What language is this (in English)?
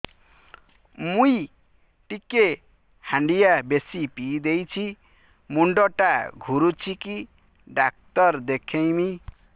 Odia